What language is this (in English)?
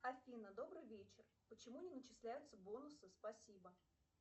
Russian